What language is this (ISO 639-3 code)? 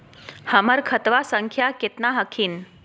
mag